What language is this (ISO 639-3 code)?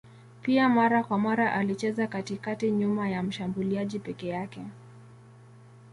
swa